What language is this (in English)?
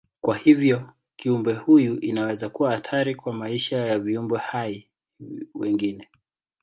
Swahili